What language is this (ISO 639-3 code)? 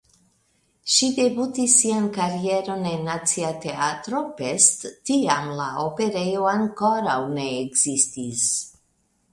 epo